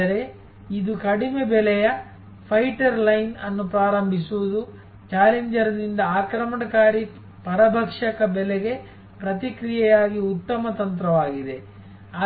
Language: Kannada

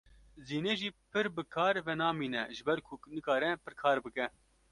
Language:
Kurdish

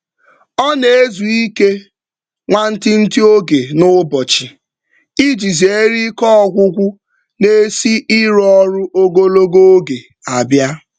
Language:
Igbo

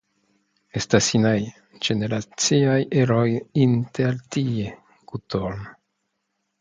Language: Esperanto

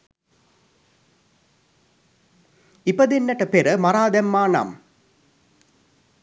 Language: Sinhala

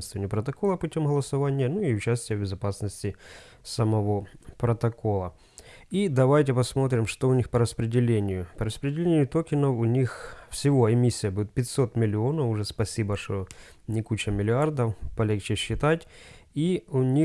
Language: Russian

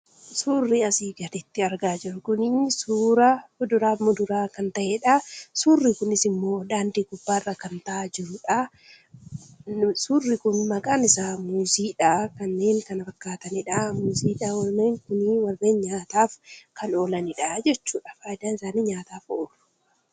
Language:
Oromo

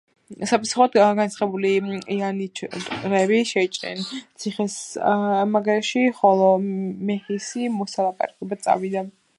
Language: Georgian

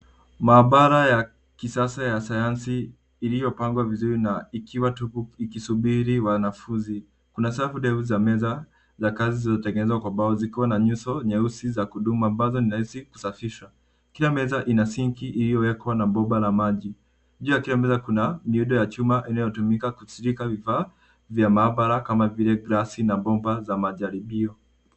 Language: Swahili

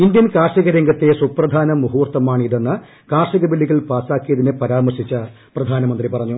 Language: Malayalam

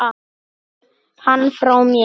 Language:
Icelandic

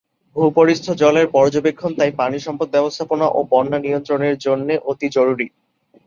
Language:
Bangla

